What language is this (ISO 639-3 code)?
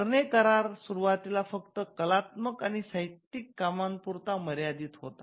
mar